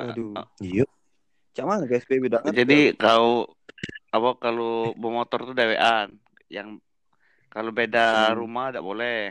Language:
Indonesian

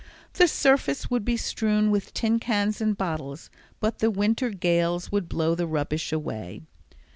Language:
English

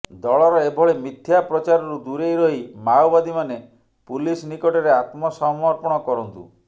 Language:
Odia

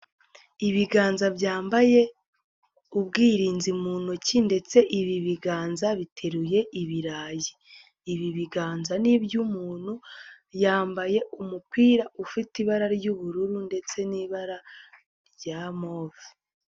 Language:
Kinyarwanda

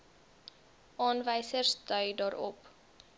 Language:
Afrikaans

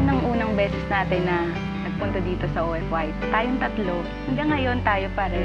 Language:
Filipino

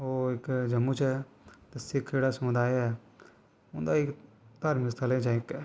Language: Dogri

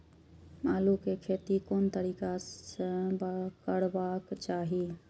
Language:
Maithili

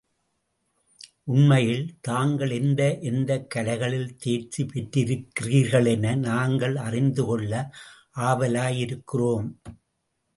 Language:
Tamil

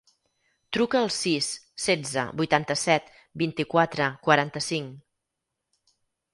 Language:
Catalan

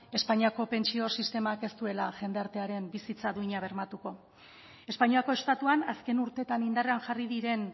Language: Basque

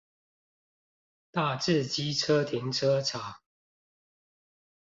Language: Chinese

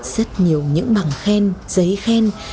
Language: Vietnamese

